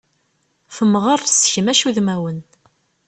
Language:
Kabyle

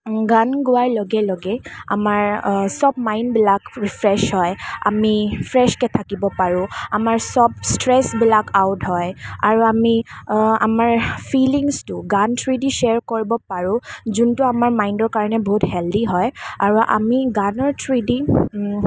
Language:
Assamese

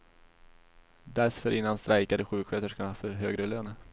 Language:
Swedish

